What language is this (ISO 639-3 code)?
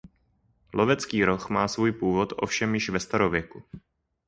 ces